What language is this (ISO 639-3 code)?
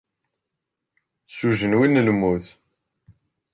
kab